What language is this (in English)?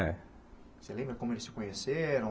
Portuguese